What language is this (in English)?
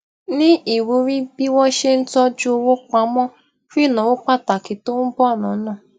Yoruba